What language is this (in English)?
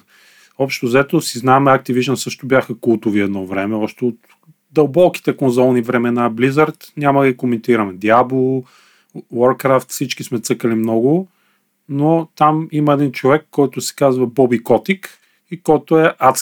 Bulgarian